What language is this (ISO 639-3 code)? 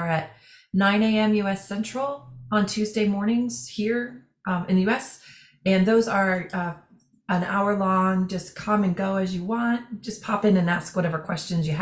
eng